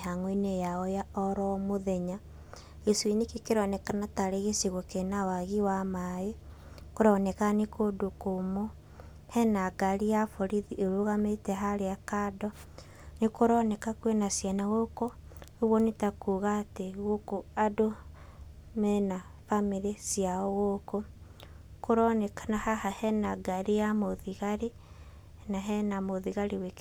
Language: Kikuyu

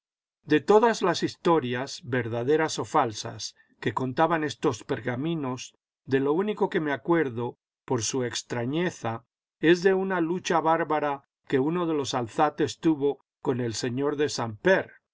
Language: Spanish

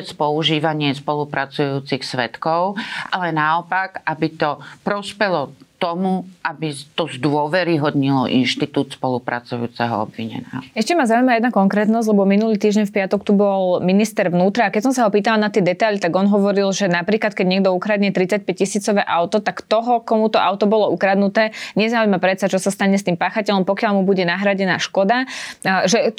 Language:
Slovak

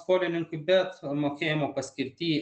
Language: Lithuanian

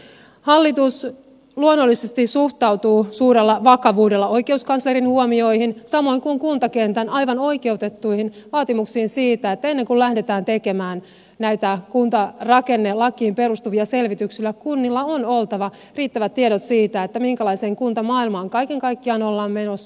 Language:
Finnish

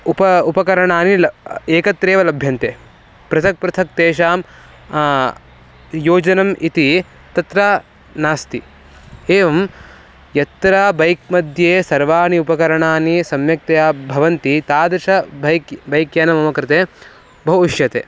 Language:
Sanskrit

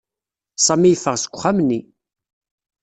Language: Kabyle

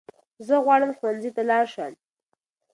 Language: Pashto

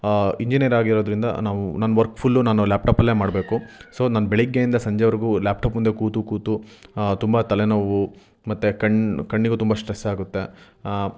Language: Kannada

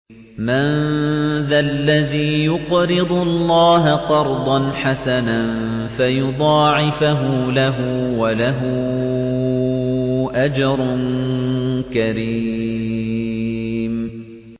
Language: Arabic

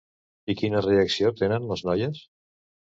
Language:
Catalan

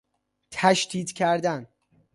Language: Persian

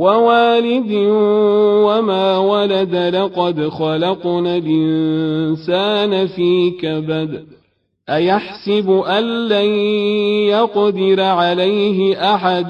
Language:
Arabic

